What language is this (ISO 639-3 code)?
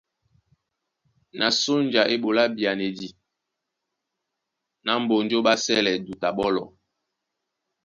dua